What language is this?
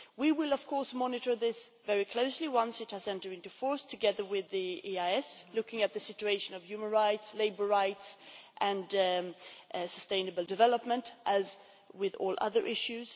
English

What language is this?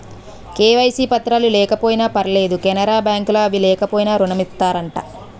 Telugu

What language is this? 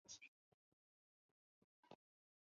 Chinese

